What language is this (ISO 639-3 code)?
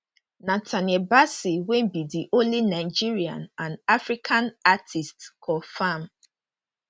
pcm